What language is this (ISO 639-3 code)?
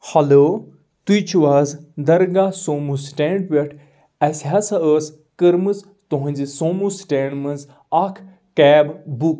kas